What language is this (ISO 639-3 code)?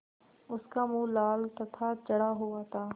hin